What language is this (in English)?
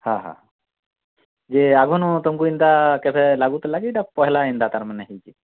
Odia